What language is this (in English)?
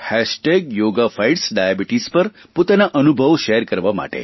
Gujarati